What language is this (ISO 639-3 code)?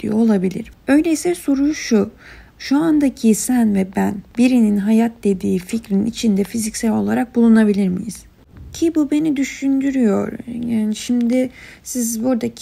tur